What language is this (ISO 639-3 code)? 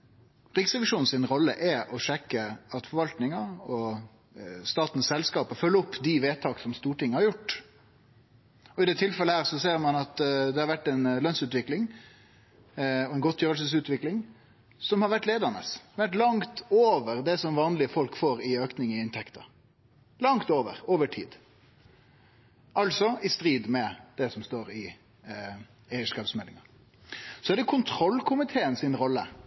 nno